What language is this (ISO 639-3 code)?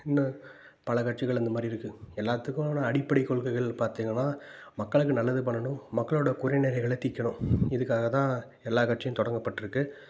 tam